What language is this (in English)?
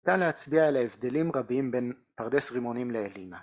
Hebrew